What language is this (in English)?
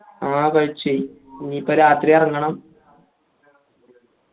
Malayalam